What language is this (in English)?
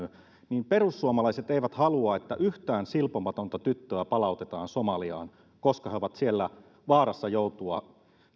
Finnish